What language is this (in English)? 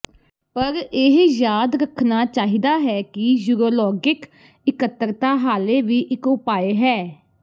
Punjabi